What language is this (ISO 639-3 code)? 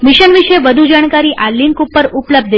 guj